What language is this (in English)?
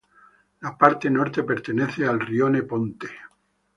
Spanish